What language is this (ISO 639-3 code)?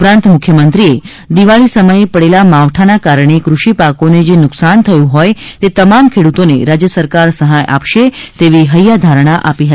guj